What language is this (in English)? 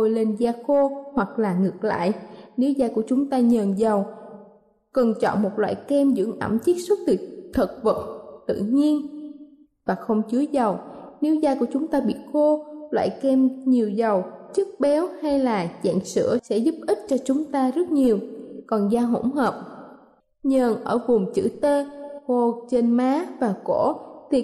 Vietnamese